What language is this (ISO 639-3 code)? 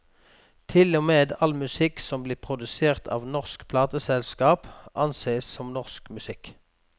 nor